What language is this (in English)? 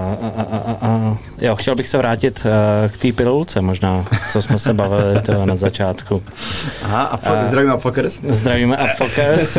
Czech